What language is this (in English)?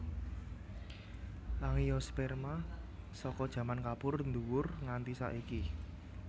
Javanese